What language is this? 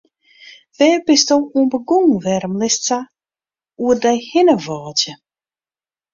Western Frisian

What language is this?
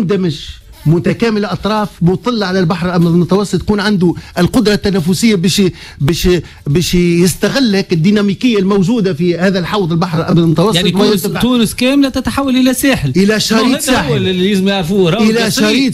Arabic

